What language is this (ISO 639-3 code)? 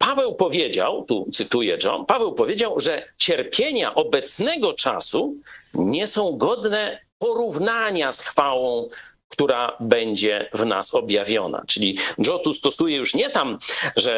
pol